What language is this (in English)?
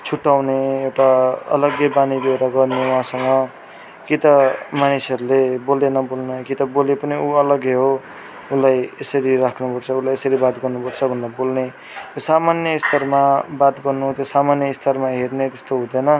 Nepali